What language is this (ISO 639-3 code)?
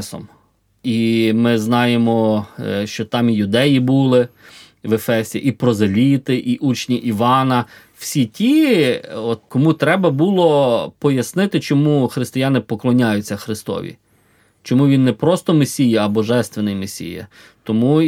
ukr